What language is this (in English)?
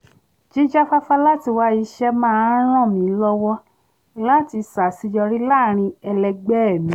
Yoruba